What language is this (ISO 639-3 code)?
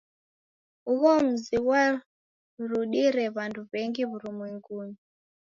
dav